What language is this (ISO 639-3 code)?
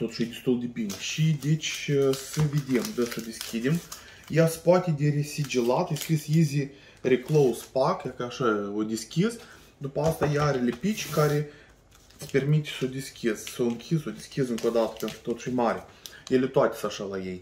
ron